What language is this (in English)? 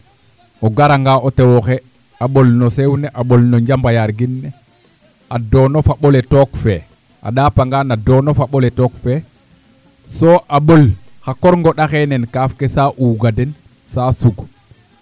Serer